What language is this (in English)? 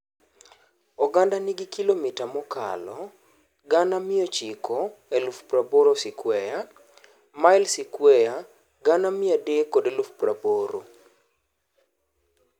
Luo (Kenya and Tanzania)